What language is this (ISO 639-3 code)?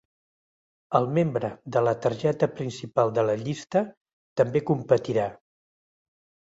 cat